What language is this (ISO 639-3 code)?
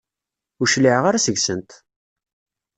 kab